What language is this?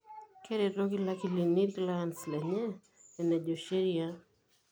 Masai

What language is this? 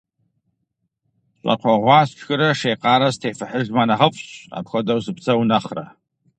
Kabardian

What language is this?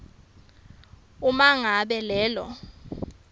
Swati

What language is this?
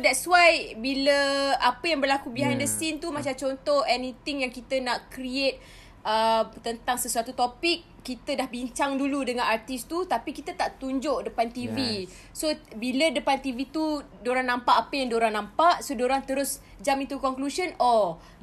Malay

